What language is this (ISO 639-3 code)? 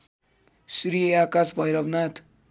nep